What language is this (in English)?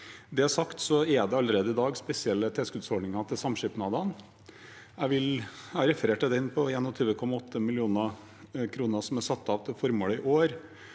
Norwegian